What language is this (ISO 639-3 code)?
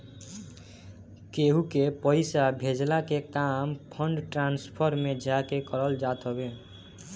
bho